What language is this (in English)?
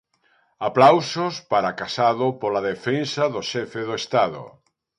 Galician